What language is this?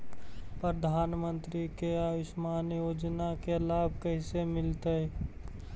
Magahi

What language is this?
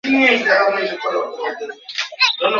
Bangla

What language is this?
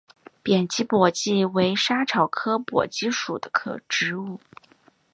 Chinese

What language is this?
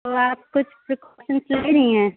Urdu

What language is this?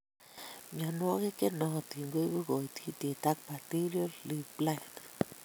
Kalenjin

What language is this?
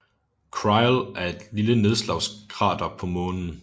Danish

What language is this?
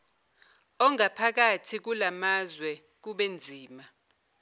Zulu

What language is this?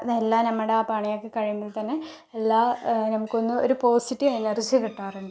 Malayalam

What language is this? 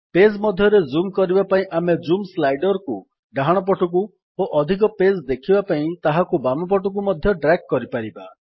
Odia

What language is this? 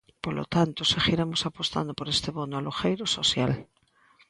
Galician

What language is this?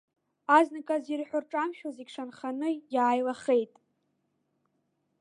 Abkhazian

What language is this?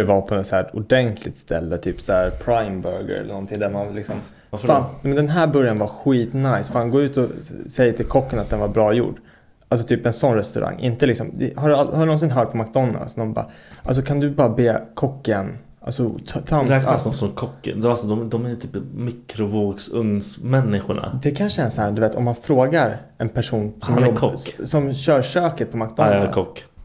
Swedish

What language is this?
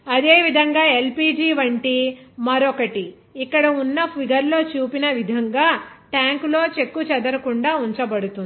Telugu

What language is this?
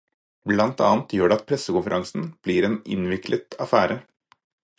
Norwegian Bokmål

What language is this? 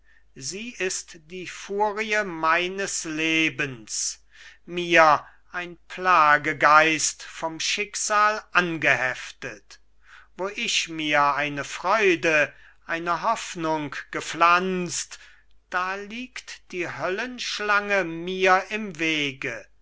German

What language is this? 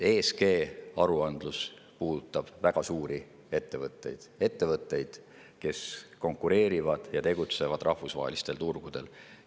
Estonian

